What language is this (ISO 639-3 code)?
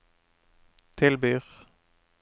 nor